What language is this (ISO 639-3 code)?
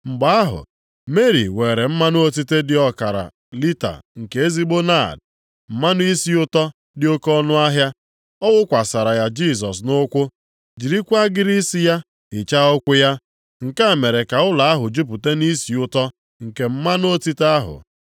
ibo